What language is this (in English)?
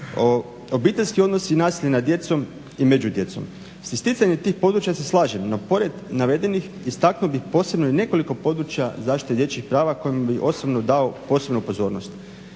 Croatian